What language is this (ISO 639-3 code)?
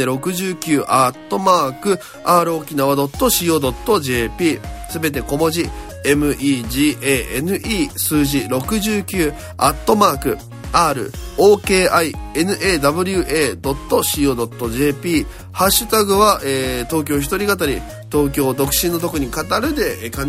jpn